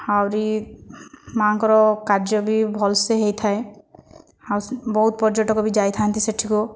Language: Odia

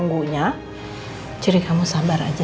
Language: Indonesian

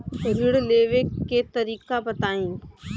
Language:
Bhojpuri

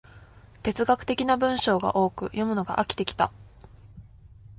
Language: Japanese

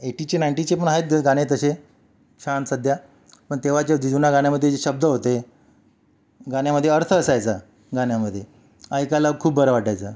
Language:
Marathi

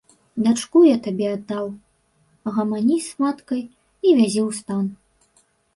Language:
Belarusian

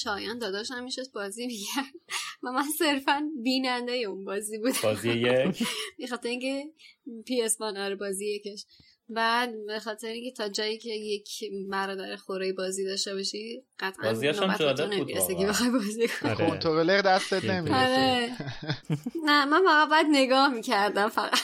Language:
Persian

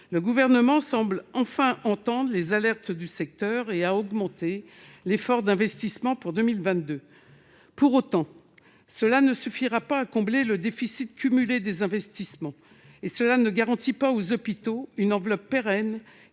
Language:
French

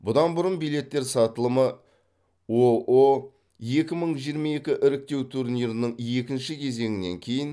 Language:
Kazakh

